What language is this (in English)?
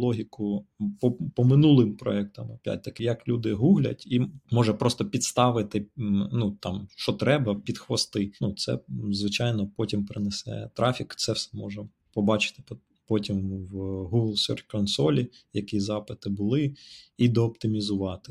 Ukrainian